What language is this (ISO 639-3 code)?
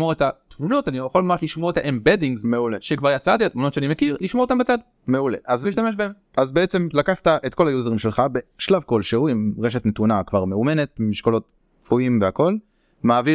heb